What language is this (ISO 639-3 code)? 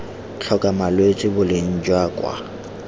tsn